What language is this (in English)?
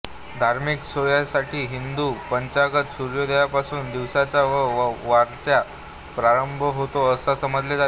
Marathi